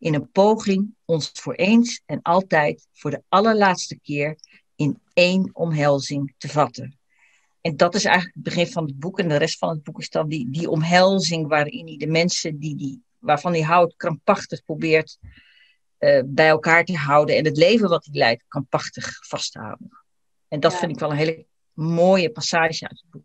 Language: Dutch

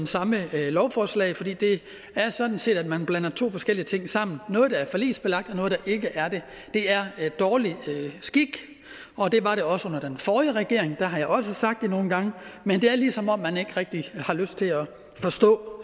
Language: Danish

